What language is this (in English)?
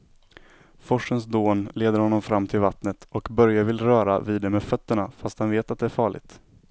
Swedish